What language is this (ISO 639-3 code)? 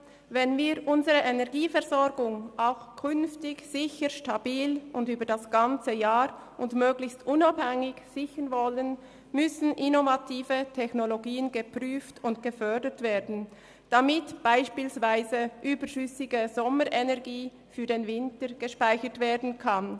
gsw